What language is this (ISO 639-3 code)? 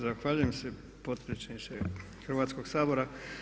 hrv